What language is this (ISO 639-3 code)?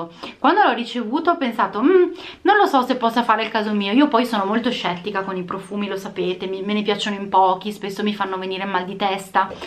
ita